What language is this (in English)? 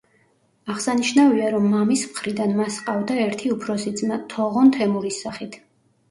Georgian